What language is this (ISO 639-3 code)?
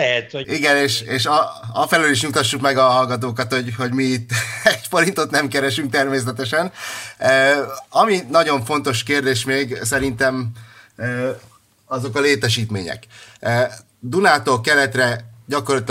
hun